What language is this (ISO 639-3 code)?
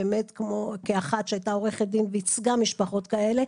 heb